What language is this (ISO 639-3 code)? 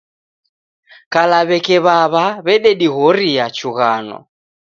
dav